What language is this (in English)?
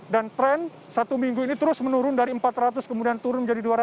Indonesian